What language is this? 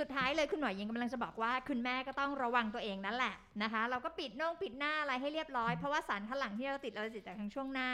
Thai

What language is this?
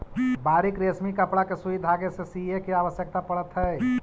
Magahi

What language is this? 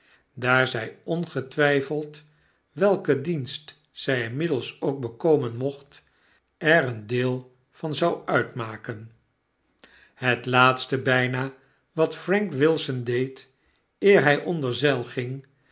Dutch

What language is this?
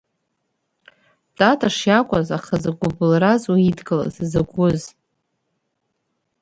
Abkhazian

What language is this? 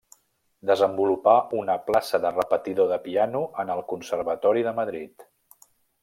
Catalan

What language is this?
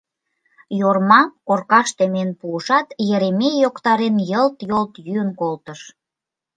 Mari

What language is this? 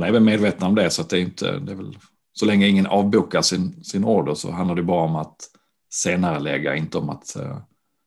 Swedish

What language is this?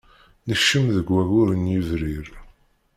Kabyle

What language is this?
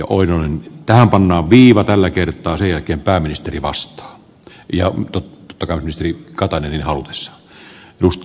Finnish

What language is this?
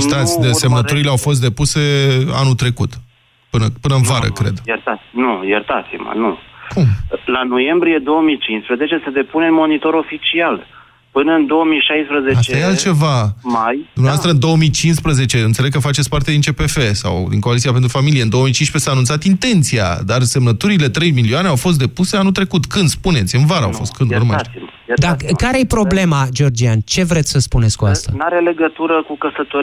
Romanian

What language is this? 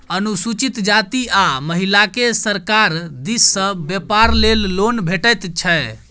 Maithili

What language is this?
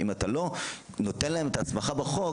Hebrew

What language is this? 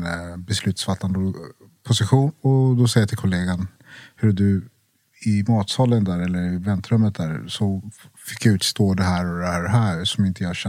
Swedish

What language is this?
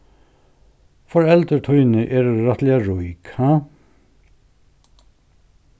Faroese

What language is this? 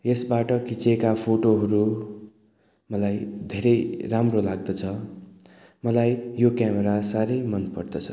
Nepali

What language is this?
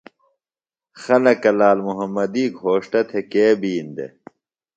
Phalura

